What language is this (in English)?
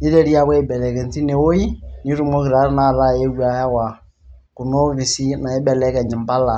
Masai